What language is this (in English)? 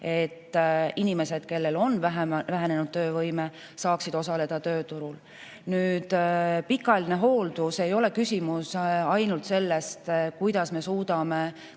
Estonian